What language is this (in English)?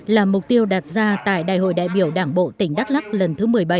Vietnamese